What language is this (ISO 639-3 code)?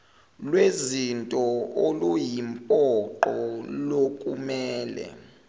zul